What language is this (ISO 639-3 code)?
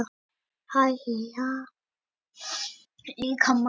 isl